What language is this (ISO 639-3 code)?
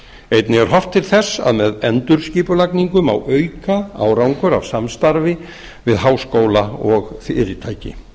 isl